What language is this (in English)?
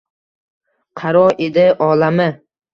Uzbek